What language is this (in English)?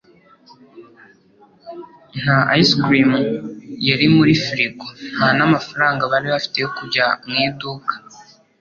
Kinyarwanda